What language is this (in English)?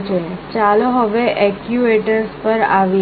Gujarati